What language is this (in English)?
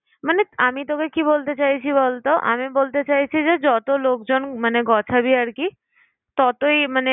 Bangla